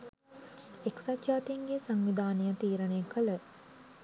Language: Sinhala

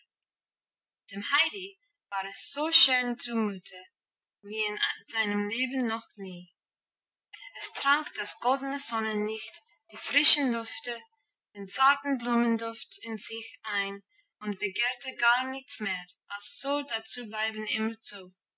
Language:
German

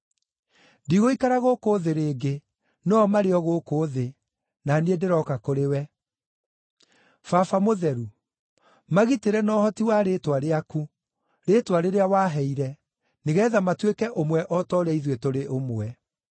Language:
Kikuyu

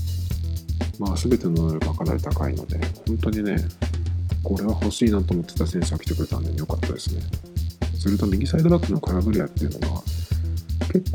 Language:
Japanese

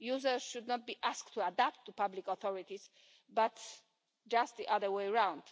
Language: English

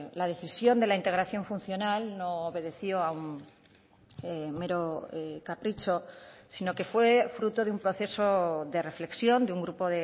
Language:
Spanish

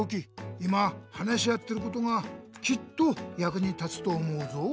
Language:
Japanese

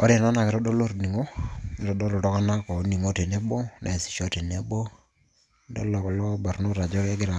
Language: Masai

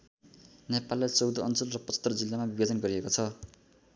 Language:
Nepali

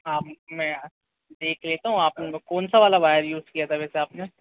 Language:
Hindi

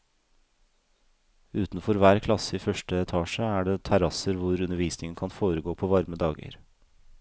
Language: Norwegian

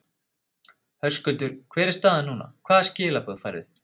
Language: Icelandic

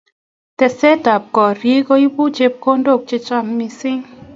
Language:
Kalenjin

